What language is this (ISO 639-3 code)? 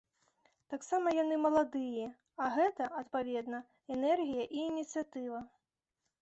bel